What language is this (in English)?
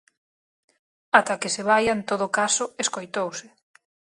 Galician